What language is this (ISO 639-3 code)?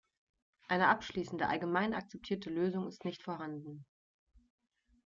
deu